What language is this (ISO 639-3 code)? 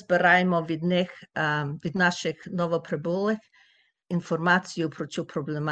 ukr